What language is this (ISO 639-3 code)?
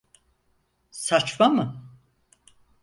tur